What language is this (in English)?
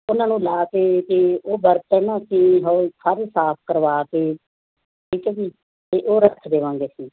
Punjabi